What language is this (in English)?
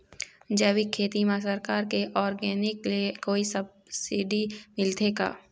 Chhattisgarhi